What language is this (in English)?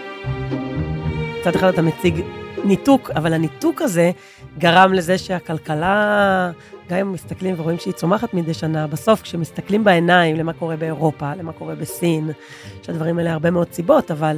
Hebrew